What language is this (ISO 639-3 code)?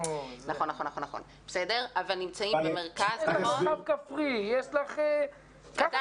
heb